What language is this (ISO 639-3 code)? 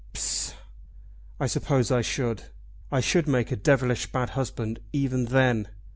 eng